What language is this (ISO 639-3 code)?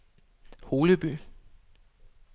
dan